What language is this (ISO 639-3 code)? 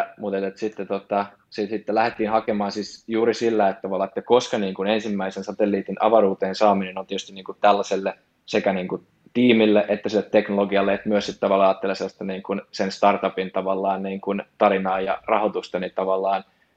fin